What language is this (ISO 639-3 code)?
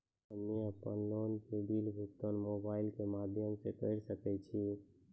mai